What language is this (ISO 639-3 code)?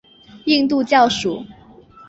zho